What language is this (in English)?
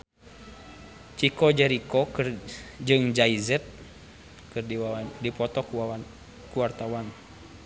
Sundanese